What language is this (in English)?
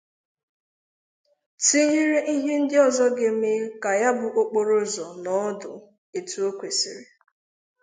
Igbo